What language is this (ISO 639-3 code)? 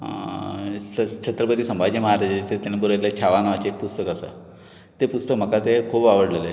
kok